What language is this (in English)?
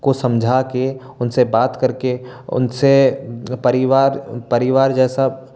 Hindi